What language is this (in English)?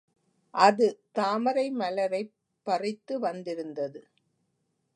Tamil